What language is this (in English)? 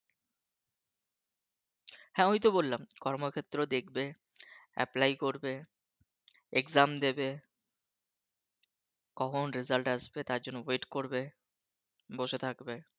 Bangla